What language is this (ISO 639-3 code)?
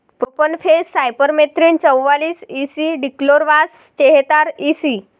mar